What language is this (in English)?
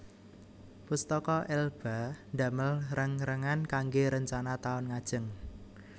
Javanese